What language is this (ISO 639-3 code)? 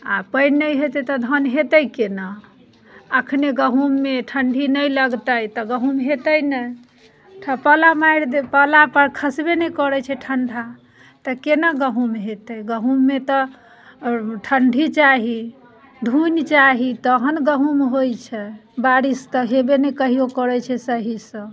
mai